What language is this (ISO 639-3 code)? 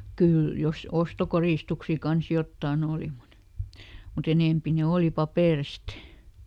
fin